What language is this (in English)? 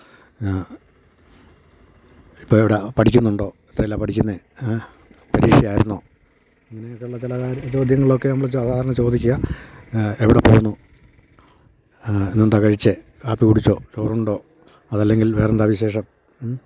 Malayalam